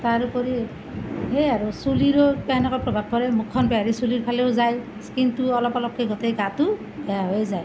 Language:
Assamese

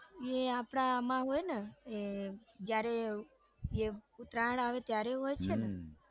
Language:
Gujarati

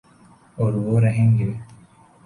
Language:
Urdu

